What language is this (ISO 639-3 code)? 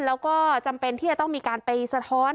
tha